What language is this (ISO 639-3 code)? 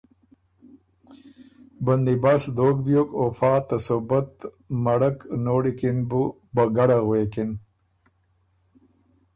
oru